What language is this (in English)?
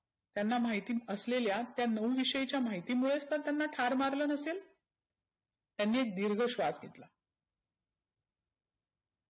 Marathi